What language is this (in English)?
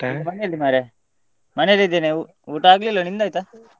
Kannada